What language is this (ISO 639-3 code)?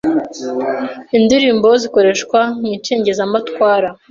kin